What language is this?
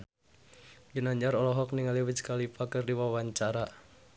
Sundanese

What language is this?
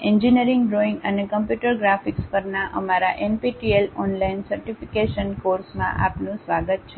Gujarati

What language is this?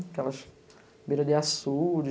Portuguese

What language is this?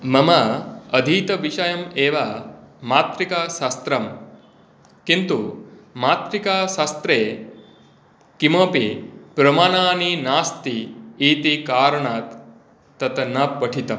Sanskrit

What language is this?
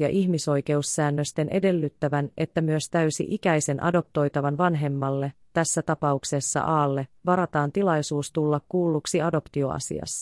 Finnish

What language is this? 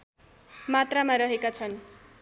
Nepali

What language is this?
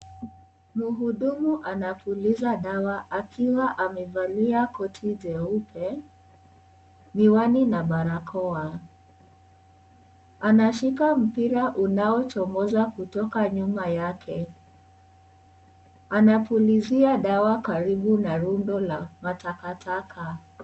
Swahili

